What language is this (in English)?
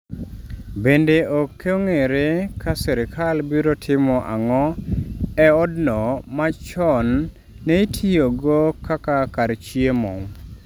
Luo (Kenya and Tanzania)